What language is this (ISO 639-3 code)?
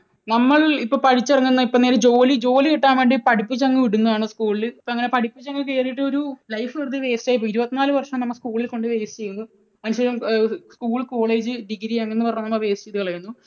mal